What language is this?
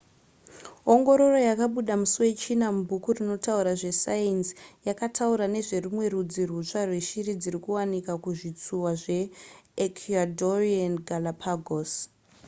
Shona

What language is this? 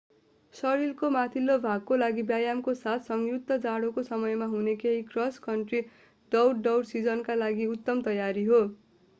Nepali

